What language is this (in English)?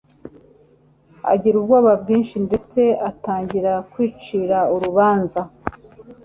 Kinyarwanda